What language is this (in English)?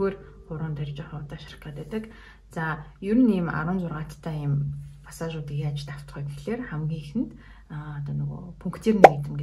Arabic